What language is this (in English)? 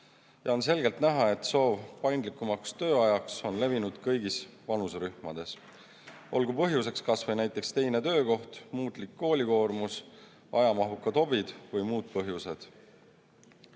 Estonian